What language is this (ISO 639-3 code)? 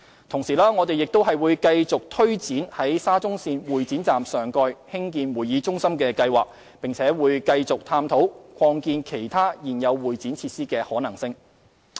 yue